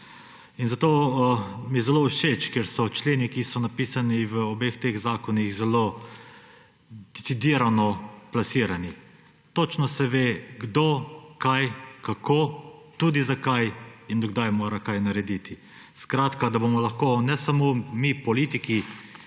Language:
Slovenian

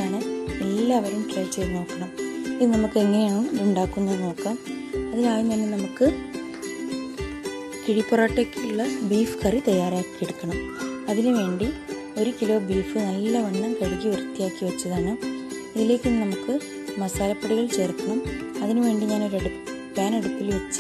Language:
Indonesian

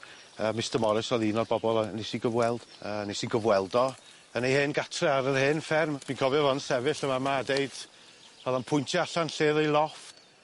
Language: Welsh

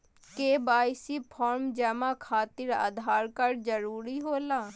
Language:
Magahi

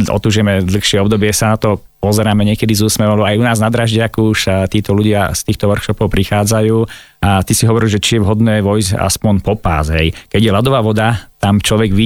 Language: Slovak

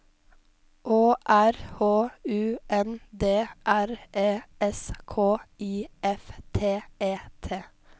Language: Norwegian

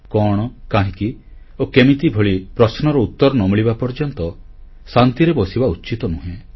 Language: Odia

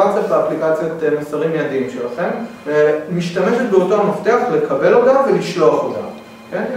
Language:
Hebrew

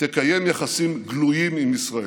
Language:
Hebrew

